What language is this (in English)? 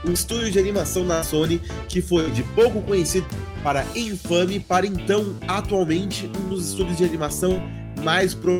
Portuguese